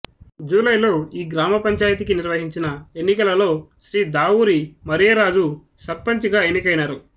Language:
Telugu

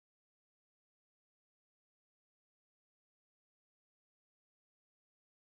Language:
Gujarati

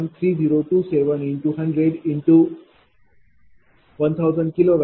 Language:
Marathi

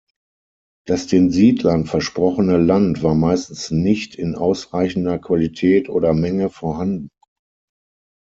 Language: German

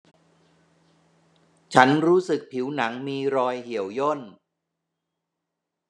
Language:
Thai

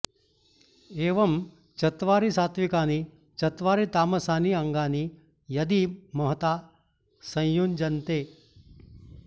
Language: Sanskrit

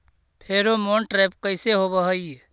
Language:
Magahi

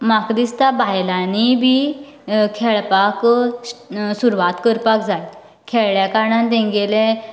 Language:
Konkani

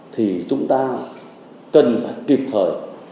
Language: Vietnamese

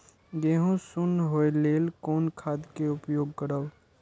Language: Maithili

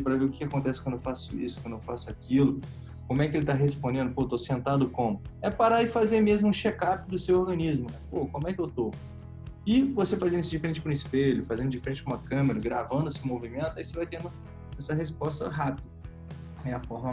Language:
Portuguese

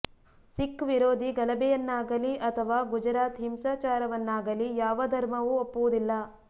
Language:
Kannada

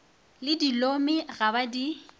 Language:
Northern Sotho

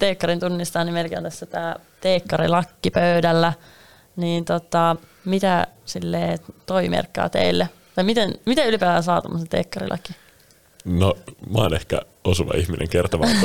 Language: Finnish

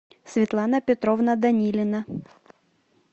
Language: Russian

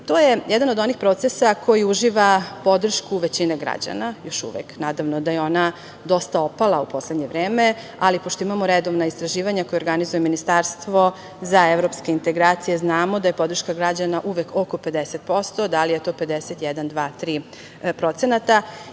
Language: Serbian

